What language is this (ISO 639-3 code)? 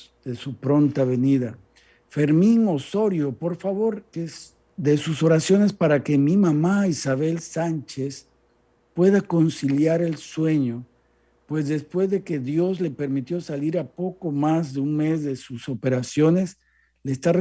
spa